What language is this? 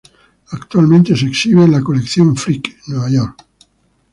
Spanish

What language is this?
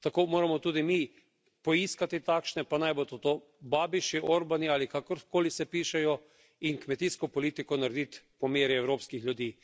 Slovenian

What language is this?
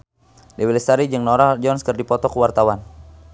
Sundanese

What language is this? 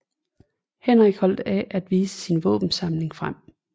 Danish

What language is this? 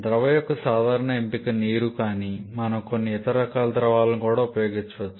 Telugu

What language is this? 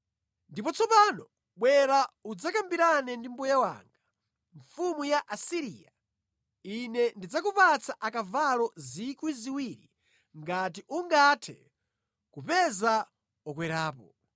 Nyanja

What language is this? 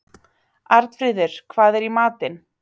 Icelandic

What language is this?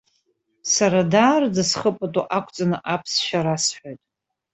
Abkhazian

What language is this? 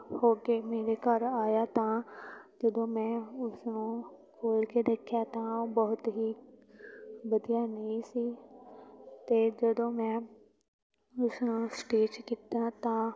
Punjabi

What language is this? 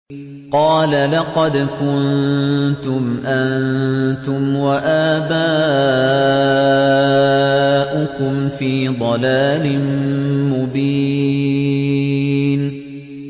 Arabic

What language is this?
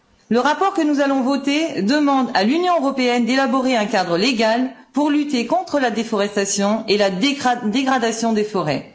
French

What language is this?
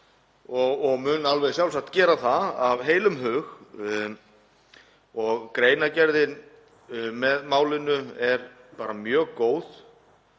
Icelandic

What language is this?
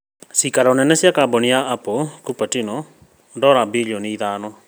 Kikuyu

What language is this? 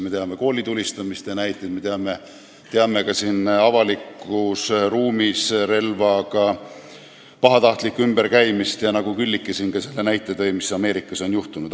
Estonian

